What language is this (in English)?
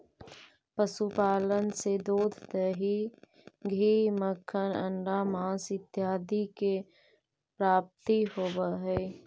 Magahi